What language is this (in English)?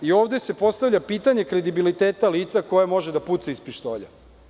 Serbian